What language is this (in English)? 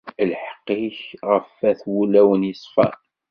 Kabyle